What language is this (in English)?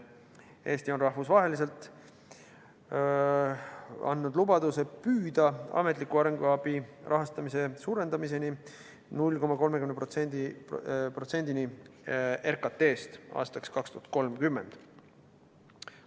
Estonian